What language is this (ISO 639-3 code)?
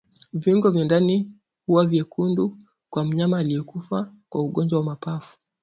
swa